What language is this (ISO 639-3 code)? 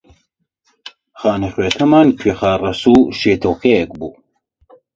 ckb